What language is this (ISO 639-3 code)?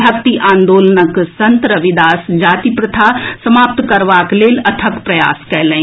mai